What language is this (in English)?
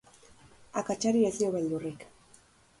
Basque